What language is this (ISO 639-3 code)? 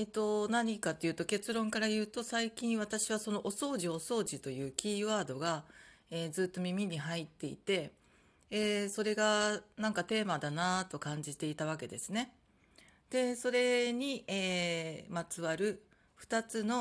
jpn